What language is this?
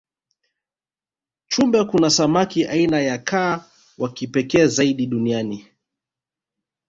Swahili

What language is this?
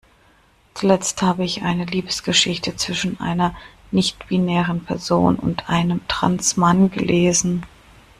German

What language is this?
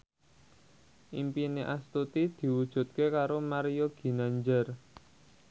Javanese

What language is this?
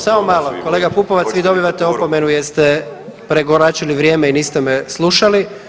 Croatian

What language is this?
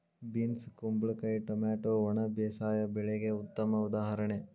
Kannada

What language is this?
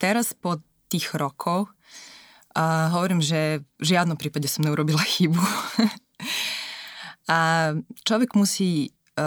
Slovak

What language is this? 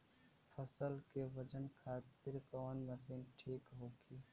Bhojpuri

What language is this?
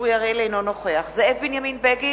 Hebrew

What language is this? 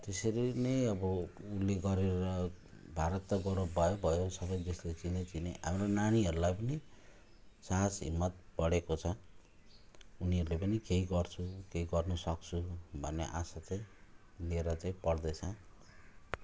Nepali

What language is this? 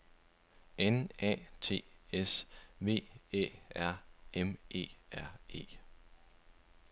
Danish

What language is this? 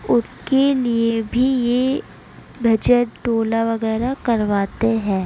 Urdu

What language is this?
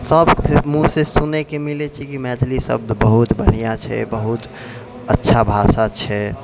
Maithili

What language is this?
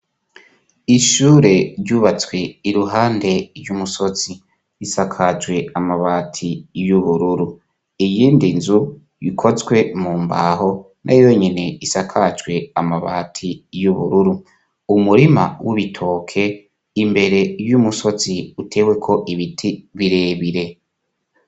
Rundi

